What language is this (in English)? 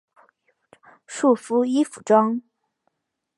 Chinese